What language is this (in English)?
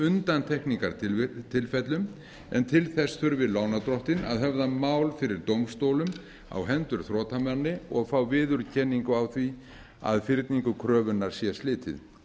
Icelandic